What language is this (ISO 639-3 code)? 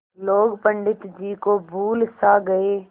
hin